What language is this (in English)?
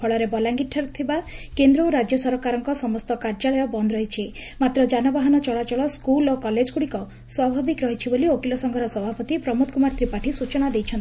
Odia